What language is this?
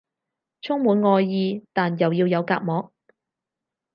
Cantonese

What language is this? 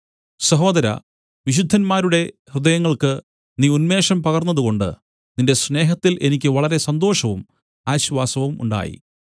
Malayalam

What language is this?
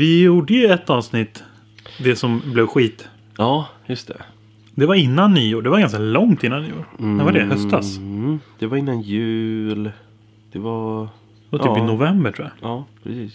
Swedish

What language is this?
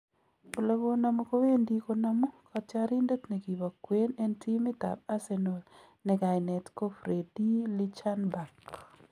Kalenjin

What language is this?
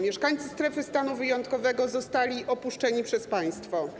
Polish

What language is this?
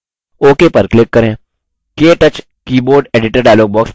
Hindi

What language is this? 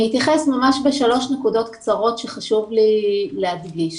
Hebrew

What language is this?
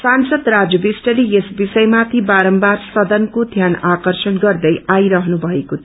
Nepali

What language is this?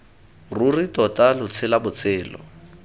Tswana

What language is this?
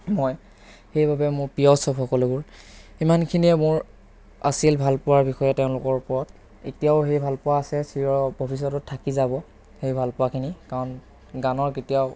Assamese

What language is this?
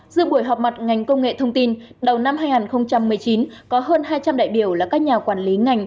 Vietnamese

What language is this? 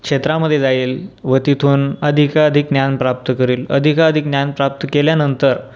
Marathi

